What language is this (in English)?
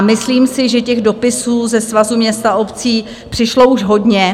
Czech